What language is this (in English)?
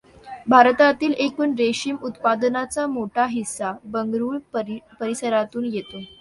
Marathi